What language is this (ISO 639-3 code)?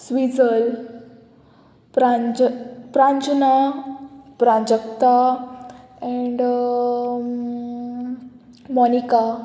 kok